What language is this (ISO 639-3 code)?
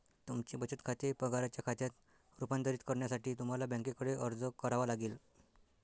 mar